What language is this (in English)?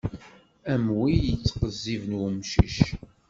Kabyle